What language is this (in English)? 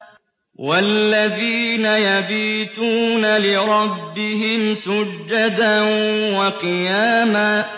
Arabic